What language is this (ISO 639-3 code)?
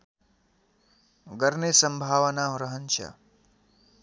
nep